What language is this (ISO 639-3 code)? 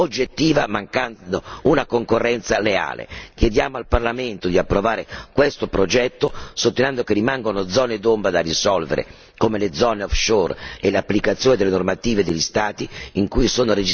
ita